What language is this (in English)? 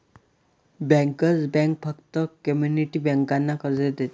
Marathi